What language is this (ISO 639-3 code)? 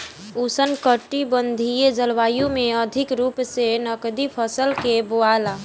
bho